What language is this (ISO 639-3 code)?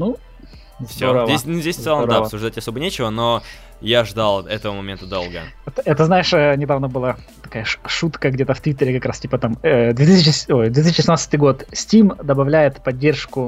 rus